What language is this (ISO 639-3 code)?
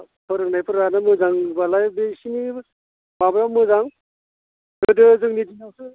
brx